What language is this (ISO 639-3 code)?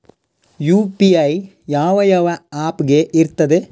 kan